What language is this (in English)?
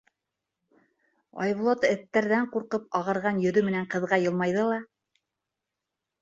Bashkir